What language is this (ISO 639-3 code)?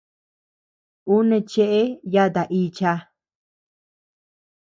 cux